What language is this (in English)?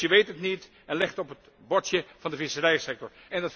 Dutch